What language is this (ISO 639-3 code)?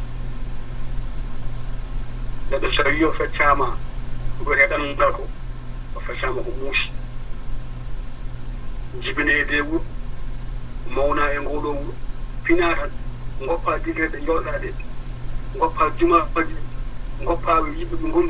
ara